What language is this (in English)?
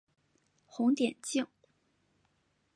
Chinese